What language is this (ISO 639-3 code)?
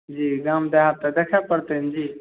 mai